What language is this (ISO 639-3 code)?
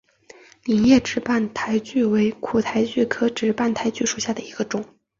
zho